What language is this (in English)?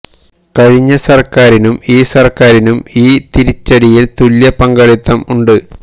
Malayalam